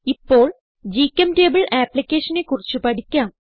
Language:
Malayalam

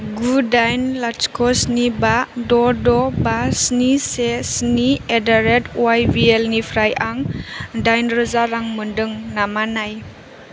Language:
Bodo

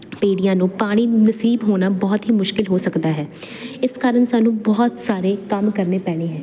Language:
Punjabi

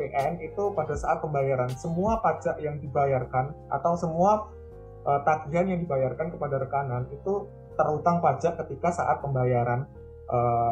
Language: Indonesian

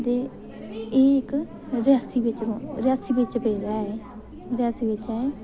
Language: Dogri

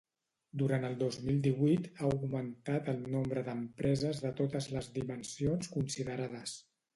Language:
Catalan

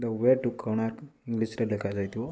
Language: Odia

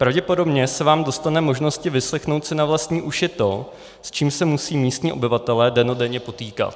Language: Czech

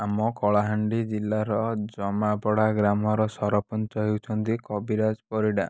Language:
Odia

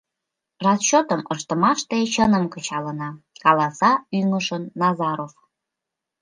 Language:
Mari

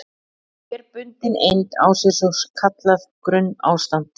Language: Icelandic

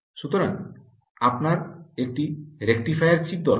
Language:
Bangla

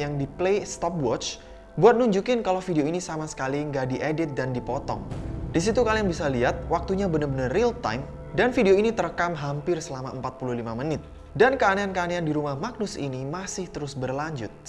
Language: Indonesian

